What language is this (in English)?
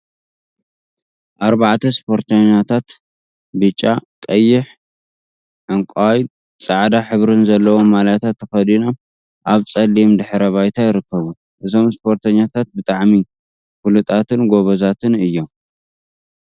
Tigrinya